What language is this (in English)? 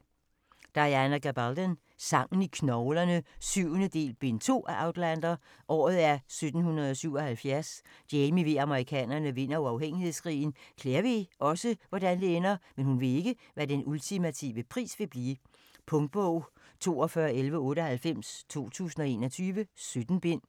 Danish